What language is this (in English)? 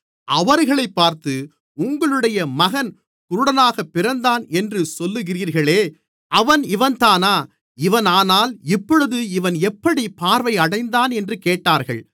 Tamil